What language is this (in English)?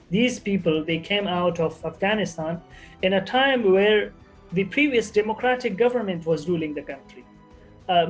Indonesian